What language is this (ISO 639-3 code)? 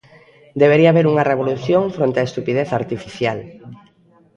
glg